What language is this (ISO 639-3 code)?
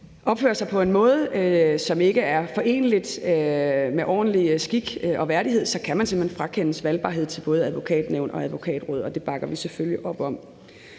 dan